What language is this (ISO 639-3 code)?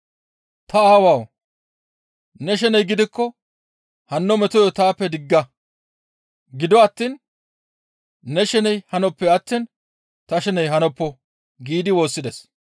gmv